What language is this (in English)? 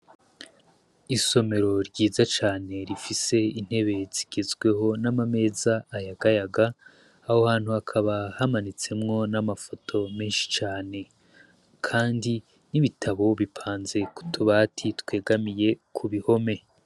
Rundi